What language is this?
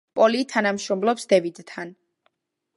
Georgian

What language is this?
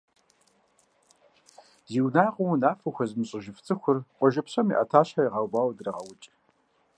Kabardian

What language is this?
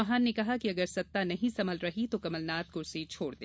Hindi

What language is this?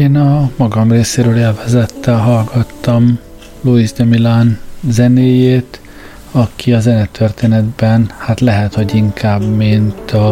Hungarian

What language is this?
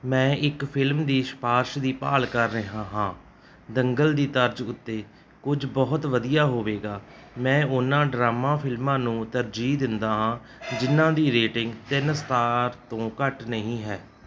Punjabi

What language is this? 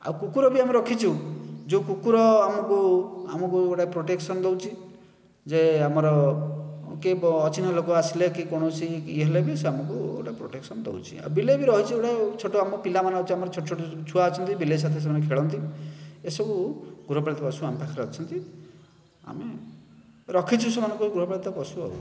Odia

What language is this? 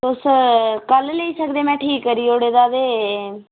Dogri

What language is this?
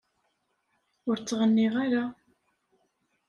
Kabyle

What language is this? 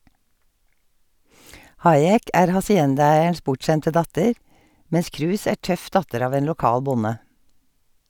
Norwegian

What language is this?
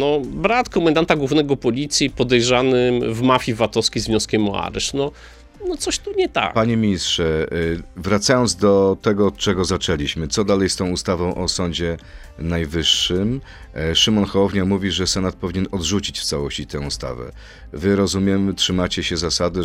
Polish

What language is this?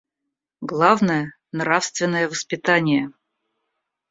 Russian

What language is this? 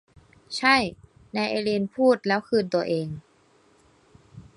Thai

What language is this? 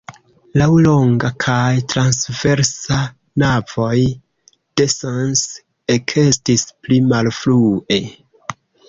Esperanto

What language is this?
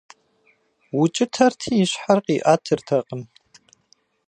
Kabardian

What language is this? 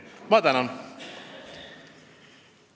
Estonian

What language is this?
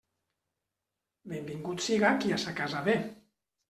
Catalan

